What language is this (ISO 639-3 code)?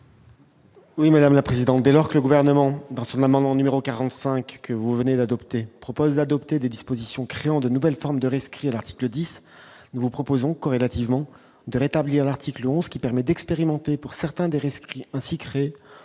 fra